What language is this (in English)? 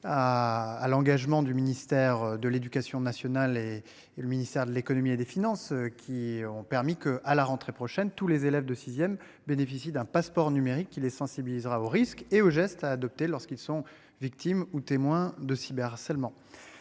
French